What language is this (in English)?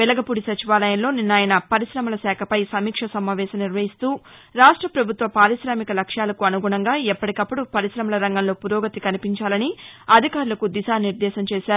Telugu